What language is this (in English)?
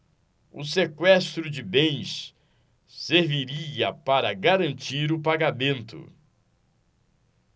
Portuguese